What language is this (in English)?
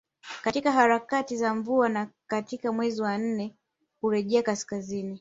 Swahili